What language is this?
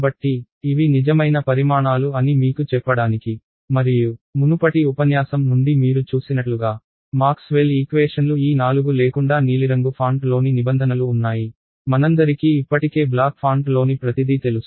Telugu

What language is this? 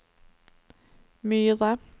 Norwegian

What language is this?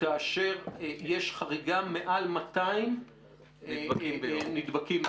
Hebrew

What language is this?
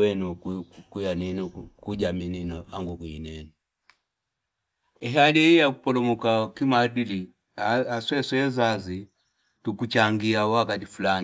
Fipa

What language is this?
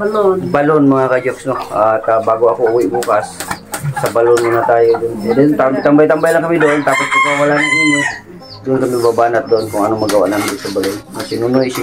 Filipino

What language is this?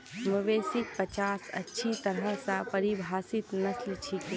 Magahi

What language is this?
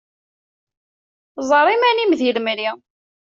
Kabyle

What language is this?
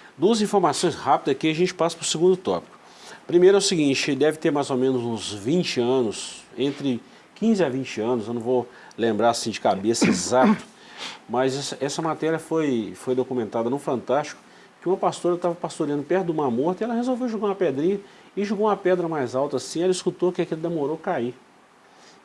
Portuguese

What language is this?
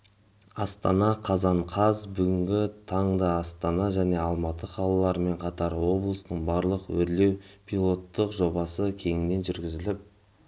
Kazakh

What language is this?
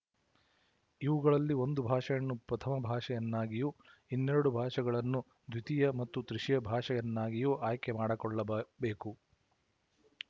Kannada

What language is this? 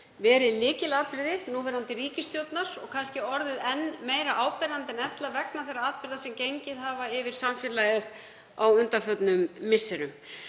Icelandic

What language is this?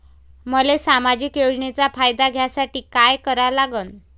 Marathi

